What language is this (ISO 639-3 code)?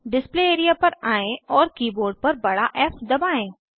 hin